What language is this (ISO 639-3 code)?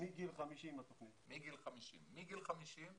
heb